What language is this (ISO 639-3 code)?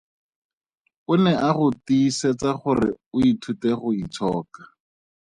tsn